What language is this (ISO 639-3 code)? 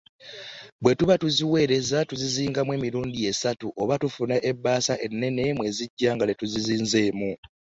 lug